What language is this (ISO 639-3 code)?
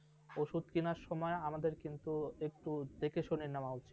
ben